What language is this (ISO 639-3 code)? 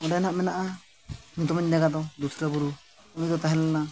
sat